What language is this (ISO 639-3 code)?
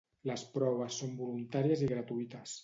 cat